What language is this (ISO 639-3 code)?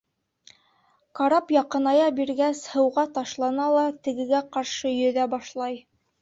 bak